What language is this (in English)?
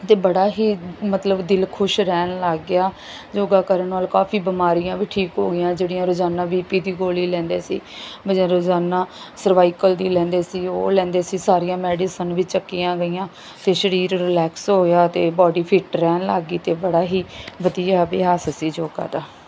Punjabi